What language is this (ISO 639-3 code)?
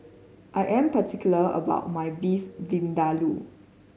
eng